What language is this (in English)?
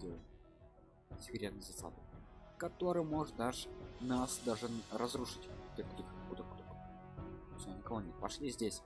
Russian